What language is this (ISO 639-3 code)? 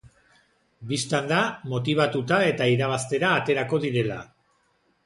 eus